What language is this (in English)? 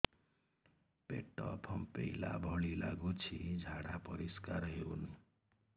Odia